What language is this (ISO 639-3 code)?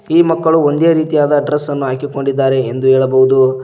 kan